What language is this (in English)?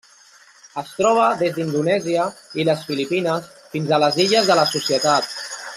Catalan